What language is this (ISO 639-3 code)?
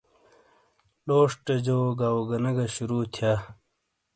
scl